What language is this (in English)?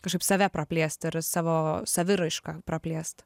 Lithuanian